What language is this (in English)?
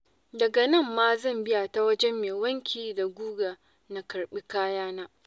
Hausa